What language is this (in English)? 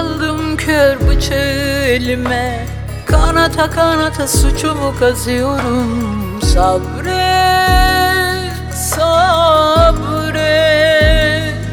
Turkish